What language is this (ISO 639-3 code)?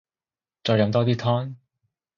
yue